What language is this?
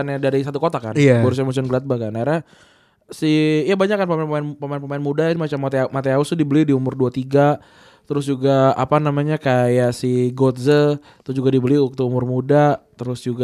Indonesian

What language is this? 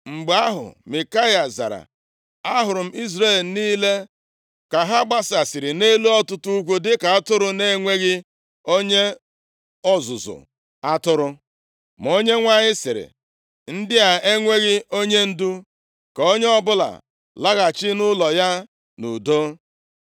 Igbo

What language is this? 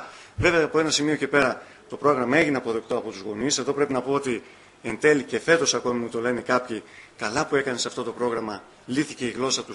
Greek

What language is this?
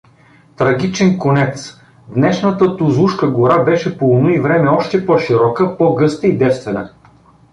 Bulgarian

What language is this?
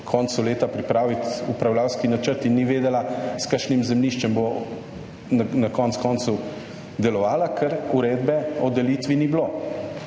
Slovenian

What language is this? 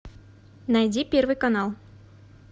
Russian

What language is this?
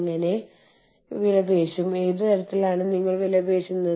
Malayalam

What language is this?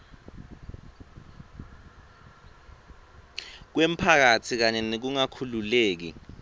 Swati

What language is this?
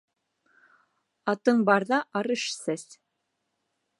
Bashkir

